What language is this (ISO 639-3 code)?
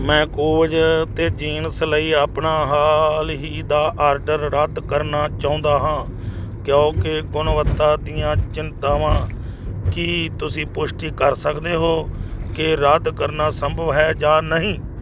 pan